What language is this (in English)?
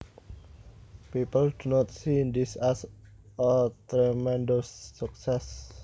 Javanese